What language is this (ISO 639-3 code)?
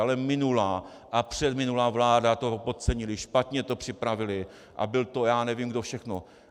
ces